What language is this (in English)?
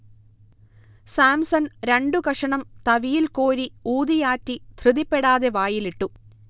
Malayalam